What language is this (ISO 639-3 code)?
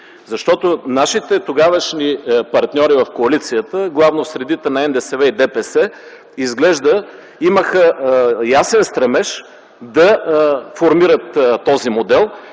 bul